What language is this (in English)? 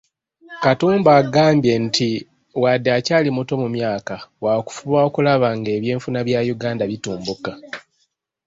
Ganda